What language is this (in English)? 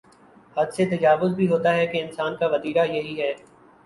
Urdu